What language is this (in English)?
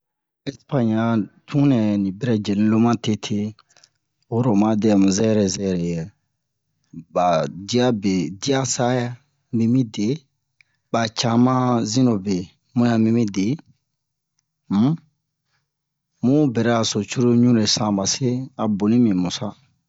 Bomu